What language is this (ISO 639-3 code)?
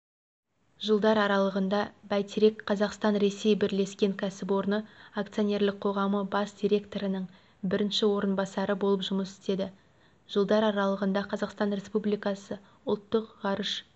kaz